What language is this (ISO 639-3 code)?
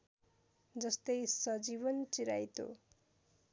nep